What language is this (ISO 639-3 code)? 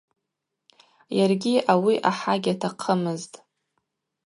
abq